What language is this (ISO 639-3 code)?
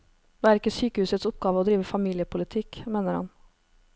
nor